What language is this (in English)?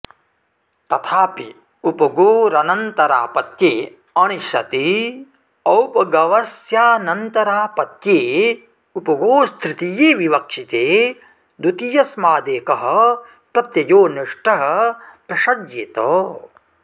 Sanskrit